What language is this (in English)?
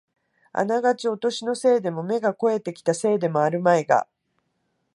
Japanese